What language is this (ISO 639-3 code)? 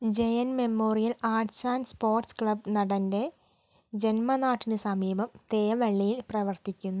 mal